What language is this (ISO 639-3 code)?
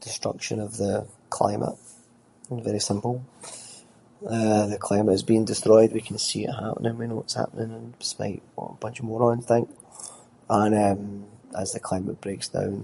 sco